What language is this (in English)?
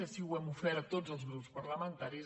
Catalan